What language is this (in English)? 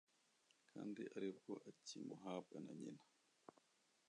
Kinyarwanda